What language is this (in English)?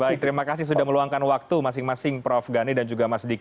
Indonesian